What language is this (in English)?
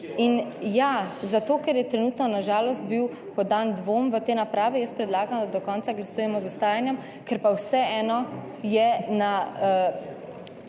Slovenian